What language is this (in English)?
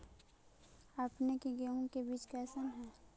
Magahi